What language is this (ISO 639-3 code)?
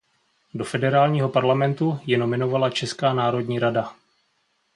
ces